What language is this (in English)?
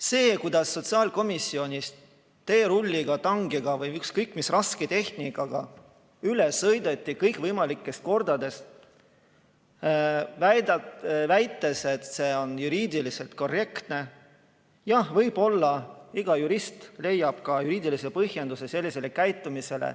Estonian